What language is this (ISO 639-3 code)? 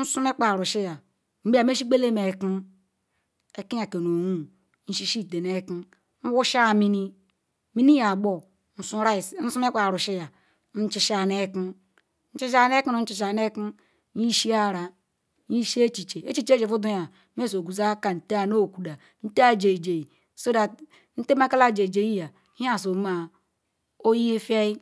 ikw